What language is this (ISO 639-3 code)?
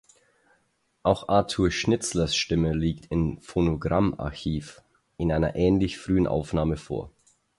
deu